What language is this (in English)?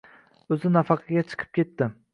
Uzbek